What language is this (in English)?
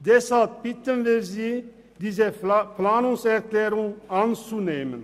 Swiss German